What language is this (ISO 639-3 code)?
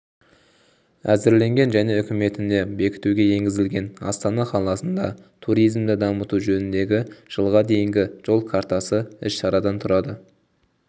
kaz